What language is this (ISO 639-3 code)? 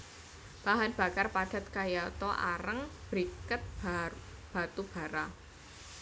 jav